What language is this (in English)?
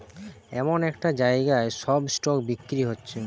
Bangla